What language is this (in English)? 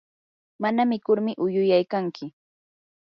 Yanahuanca Pasco Quechua